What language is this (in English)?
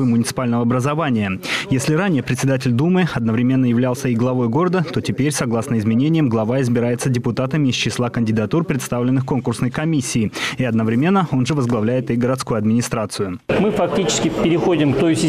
Russian